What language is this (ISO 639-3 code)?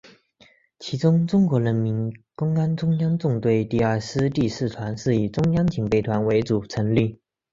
zho